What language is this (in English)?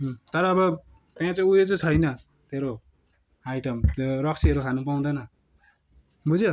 Nepali